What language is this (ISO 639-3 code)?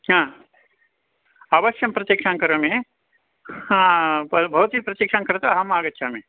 san